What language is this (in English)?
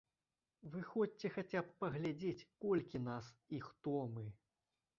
Belarusian